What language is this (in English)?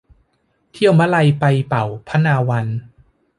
Thai